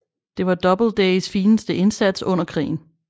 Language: Danish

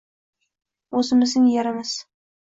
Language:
Uzbek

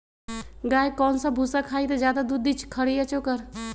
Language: Magahi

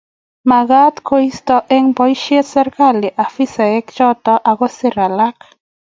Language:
Kalenjin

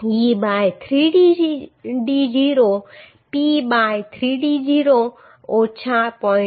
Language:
Gujarati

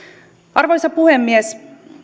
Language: Finnish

